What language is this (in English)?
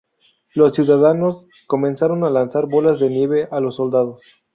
Spanish